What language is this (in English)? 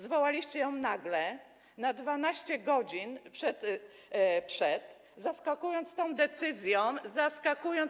Polish